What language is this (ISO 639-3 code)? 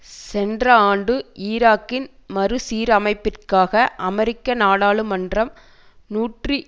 tam